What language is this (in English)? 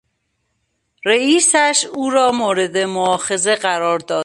Persian